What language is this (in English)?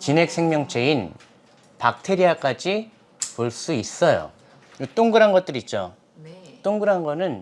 Korean